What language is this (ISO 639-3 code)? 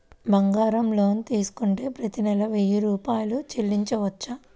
tel